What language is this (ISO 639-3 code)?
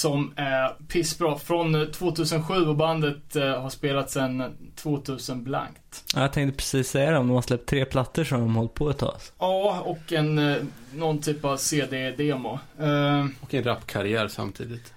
swe